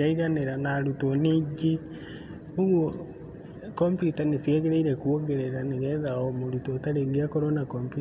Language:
Kikuyu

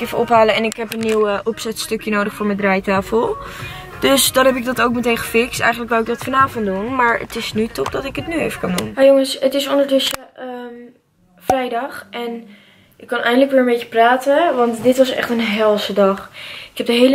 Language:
Dutch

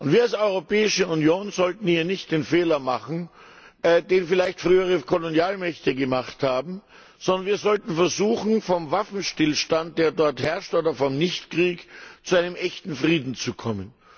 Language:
German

